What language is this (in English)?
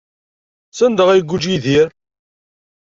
Kabyle